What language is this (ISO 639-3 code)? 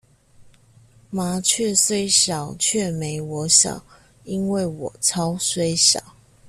zho